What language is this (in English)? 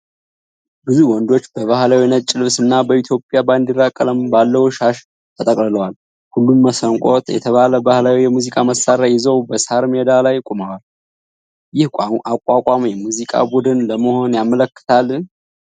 Amharic